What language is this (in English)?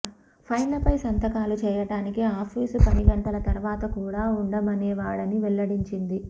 Telugu